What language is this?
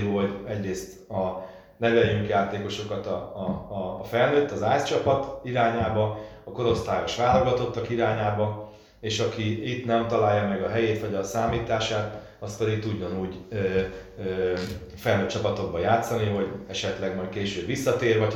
Hungarian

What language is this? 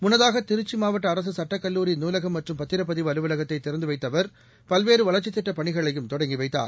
Tamil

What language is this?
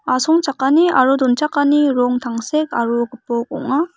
Garo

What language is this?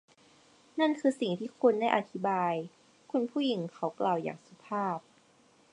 Thai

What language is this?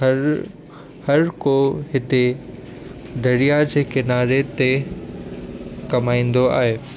Sindhi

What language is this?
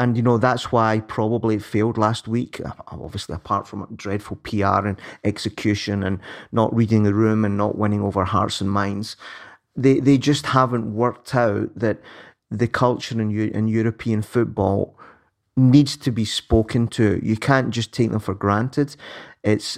English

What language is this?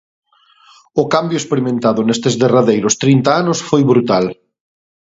Galician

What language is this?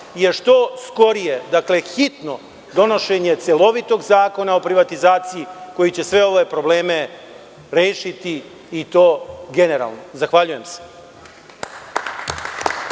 Serbian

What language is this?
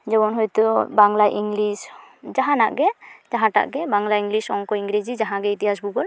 Santali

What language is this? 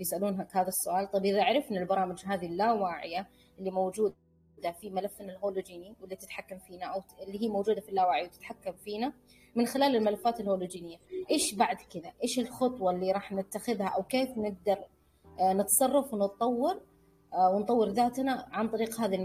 Arabic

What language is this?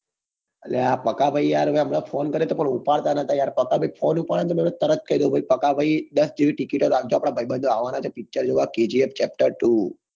Gujarati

